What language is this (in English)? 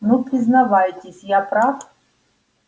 Russian